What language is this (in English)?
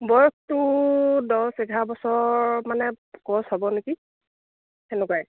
Assamese